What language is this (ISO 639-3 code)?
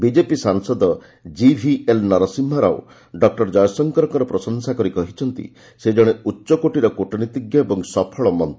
ori